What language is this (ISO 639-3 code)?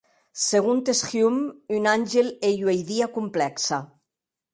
oci